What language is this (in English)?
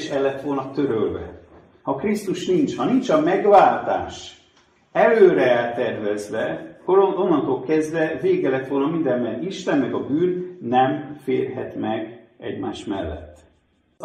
Hungarian